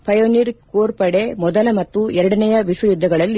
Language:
Kannada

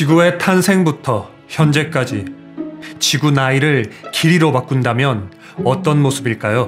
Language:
Korean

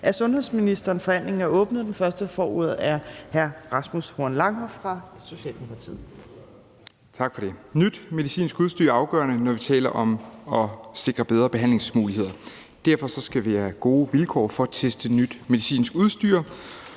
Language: Danish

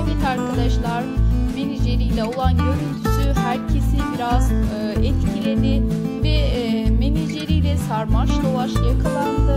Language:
Turkish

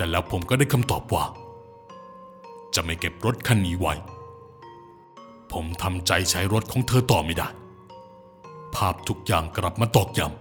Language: Thai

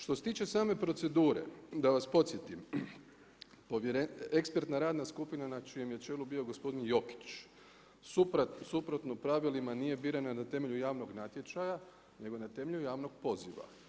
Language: Croatian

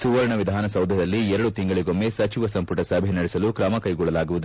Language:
Kannada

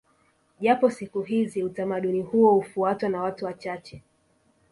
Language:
Swahili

